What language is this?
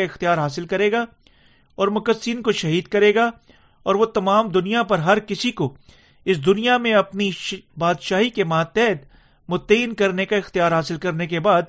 Urdu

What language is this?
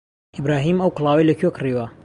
Central Kurdish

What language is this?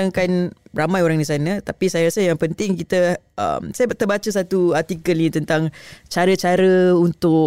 Malay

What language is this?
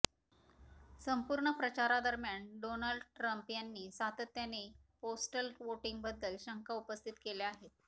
Marathi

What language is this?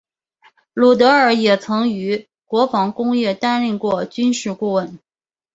Chinese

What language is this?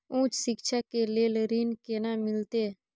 Maithili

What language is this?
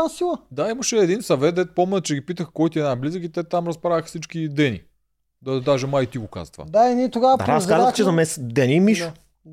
Bulgarian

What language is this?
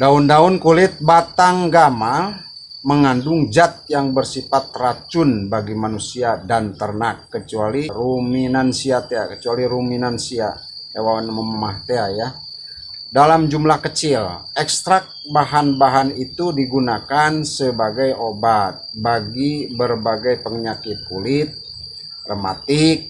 Indonesian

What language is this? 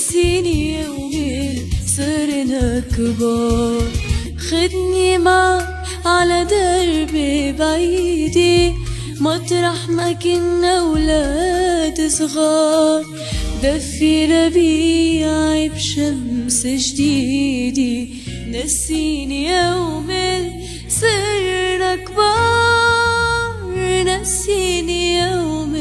Arabic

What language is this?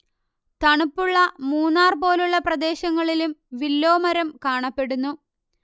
Malayalam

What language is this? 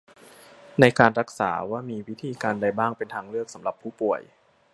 Thai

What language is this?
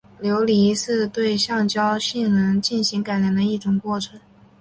Chinese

